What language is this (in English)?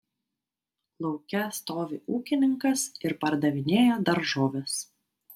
Lithuanian